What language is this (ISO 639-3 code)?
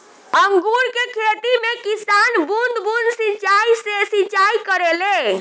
bho